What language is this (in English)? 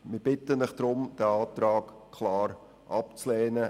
Swiss German